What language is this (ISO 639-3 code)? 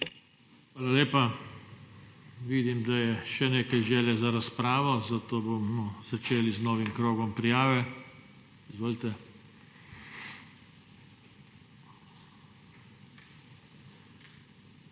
slv